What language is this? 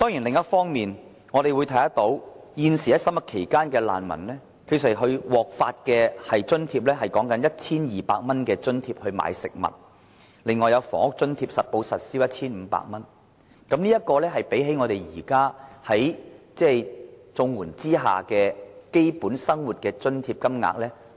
Cantonese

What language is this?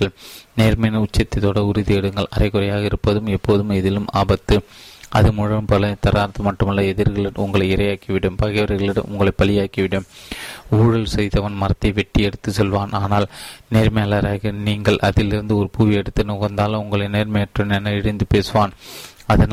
Tamil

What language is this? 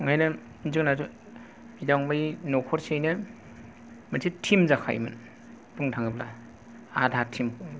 Bodo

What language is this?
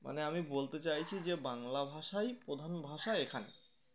Bangla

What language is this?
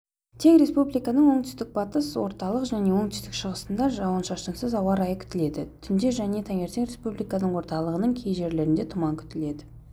Kazakh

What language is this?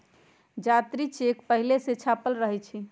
Magahi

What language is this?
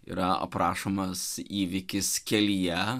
Lithuanian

